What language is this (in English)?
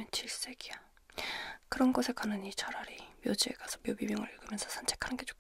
Korean